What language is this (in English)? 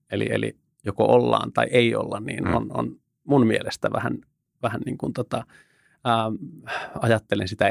Finnish